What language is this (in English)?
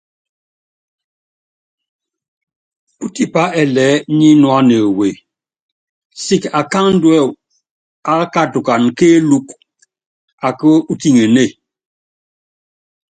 Yangben